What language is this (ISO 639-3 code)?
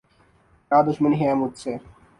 urd